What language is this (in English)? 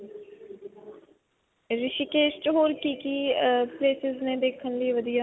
Punjabi